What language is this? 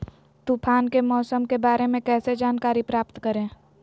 Magahi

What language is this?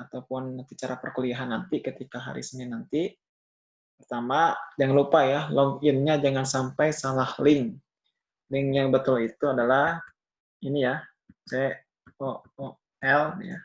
Indonesian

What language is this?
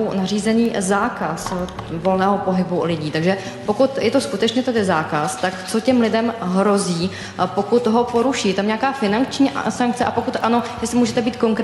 Czech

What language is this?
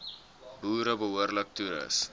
Afrikaans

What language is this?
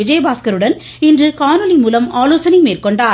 Tamil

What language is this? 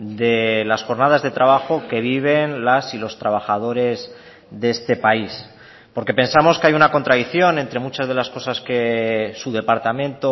Spanish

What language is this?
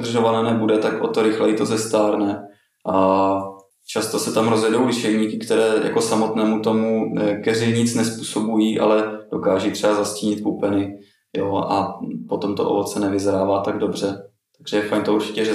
Czech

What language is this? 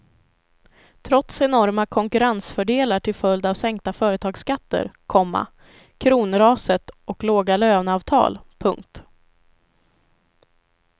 Swedish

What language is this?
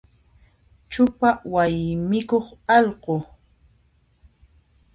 Puno Quechua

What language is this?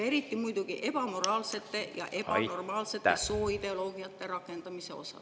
Estonian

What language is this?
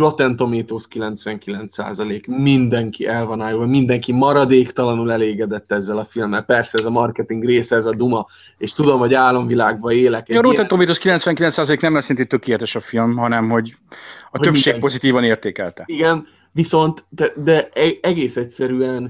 Hungarian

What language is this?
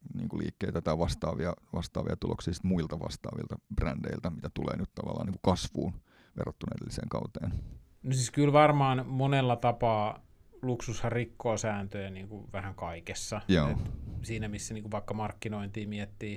Finnish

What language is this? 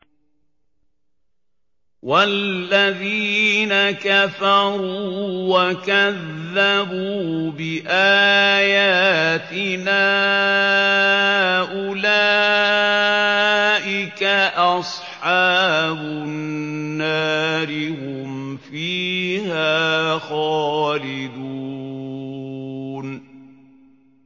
Arabic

